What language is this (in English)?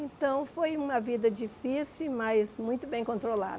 Portuguese